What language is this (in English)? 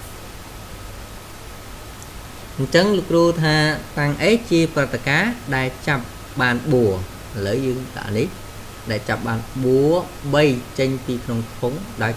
Vietnamese